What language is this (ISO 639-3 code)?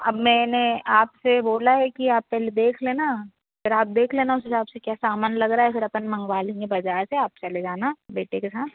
hin